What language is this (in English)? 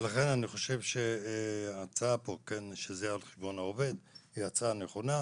Hebrew